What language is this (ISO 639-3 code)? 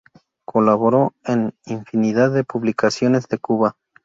spa